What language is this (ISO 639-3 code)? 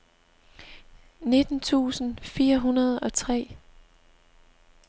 dan